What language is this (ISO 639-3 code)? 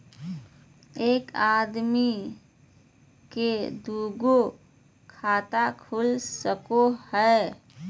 mag